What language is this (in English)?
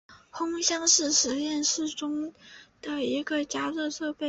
Chinese